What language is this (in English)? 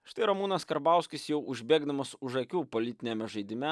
Lithuanian